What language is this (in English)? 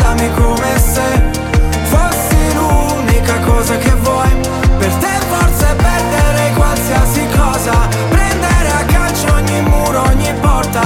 Italian